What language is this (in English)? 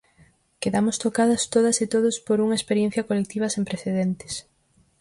Galician